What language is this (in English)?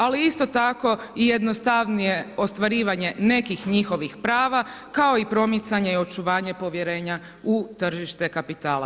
Croatian